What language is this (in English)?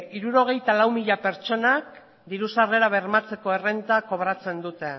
Basque